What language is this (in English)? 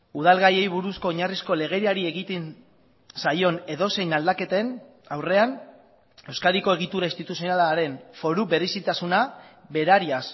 Basque